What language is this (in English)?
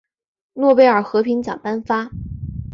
Chinese